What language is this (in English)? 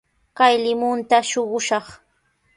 Sihuas Ancash Quechua